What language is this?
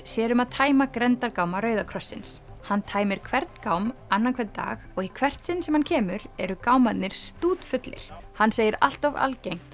Icelandic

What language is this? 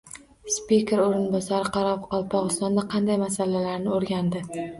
Uzbek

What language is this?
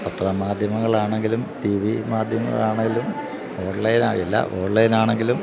Malayalam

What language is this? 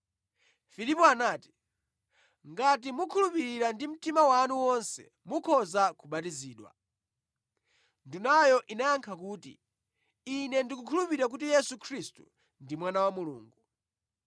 Nyanja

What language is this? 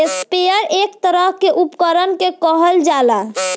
Bhojpuri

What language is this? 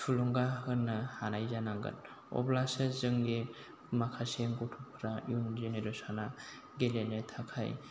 Bodo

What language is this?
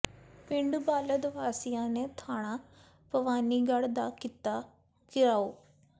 Punjabi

